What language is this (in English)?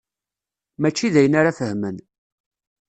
Kabyle